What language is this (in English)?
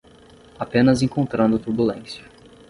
Portuguese